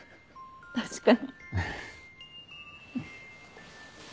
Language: Japanese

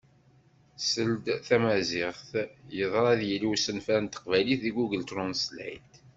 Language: Kabyle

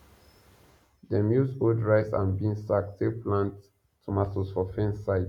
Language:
Nigerian Pidgin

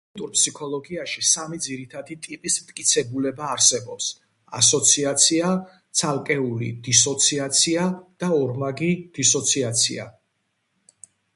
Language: Georgian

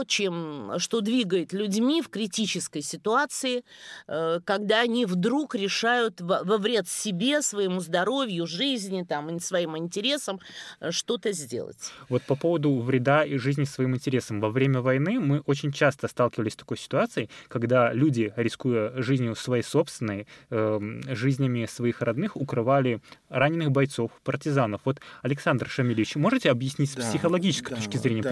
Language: Russian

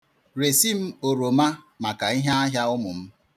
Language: Igbo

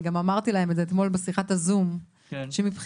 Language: Hebrew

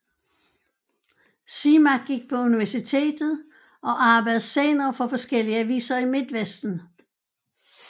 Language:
Danish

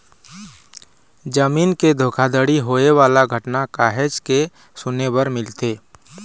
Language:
Chhattisgarhi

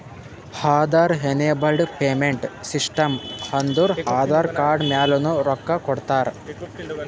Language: Kannada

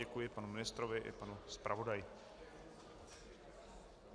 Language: Czech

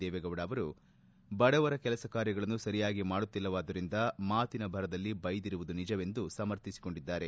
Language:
Kannada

